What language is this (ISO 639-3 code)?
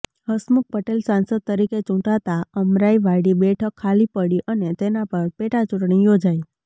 guj